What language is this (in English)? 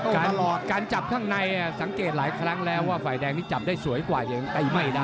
Thai